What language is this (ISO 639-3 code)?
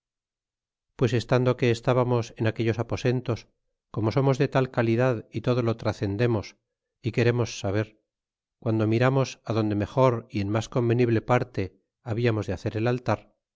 spa